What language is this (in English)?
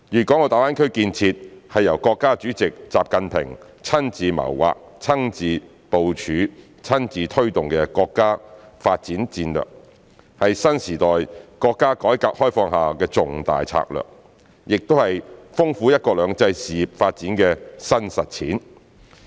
Cantonese